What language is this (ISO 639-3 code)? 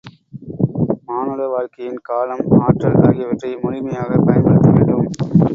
tam